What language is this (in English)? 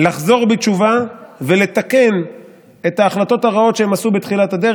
Hebrew